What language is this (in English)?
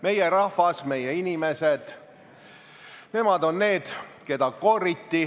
Estonian